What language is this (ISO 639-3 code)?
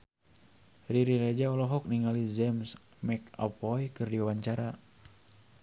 sun